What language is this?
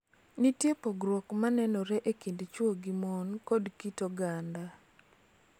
Luo (Kenya and Tanzania)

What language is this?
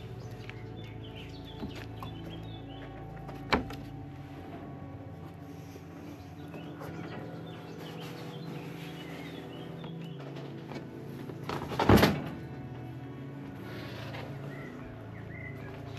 Polish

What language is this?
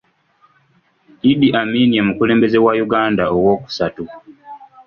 Ganda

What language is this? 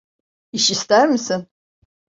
Turkish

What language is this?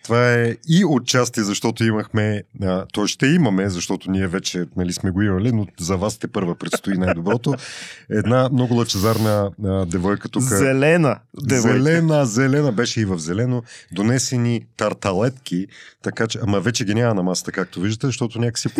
Bulgarian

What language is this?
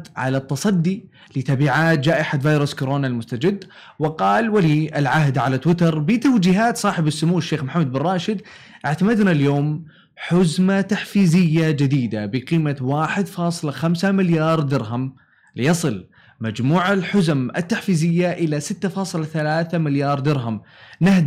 Arabic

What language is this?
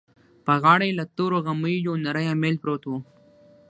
Pashto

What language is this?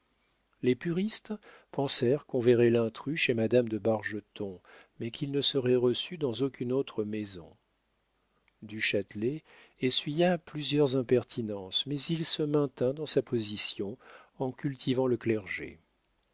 French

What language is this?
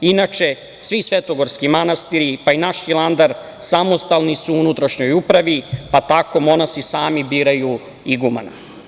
Serbian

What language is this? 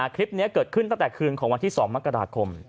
Thai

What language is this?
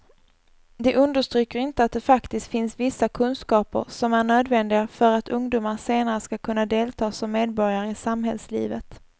Swedish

